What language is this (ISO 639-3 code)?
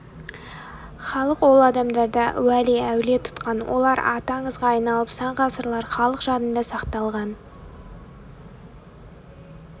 kaz